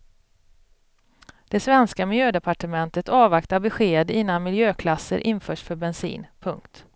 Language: Swedish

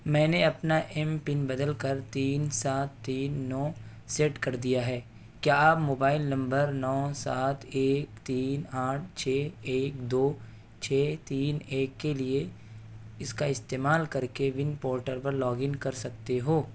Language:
Urdu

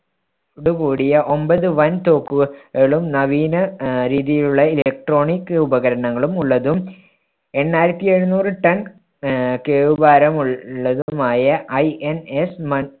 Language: Malayalam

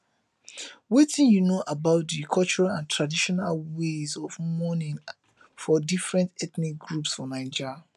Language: Nigerian Pidgin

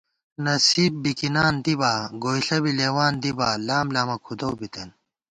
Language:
Gawar-Bati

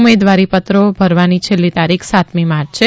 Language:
Gujarati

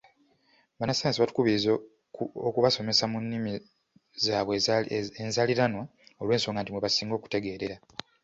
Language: Ganda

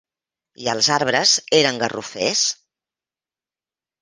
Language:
Catalan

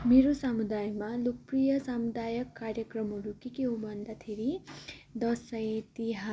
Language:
Nepali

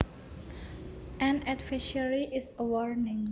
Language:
Javanese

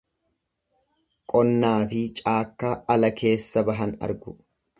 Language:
Oromo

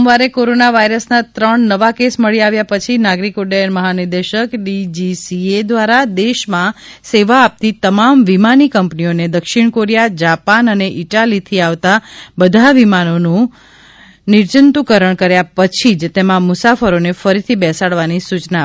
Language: Gujarati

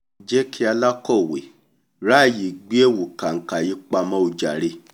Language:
Yoruba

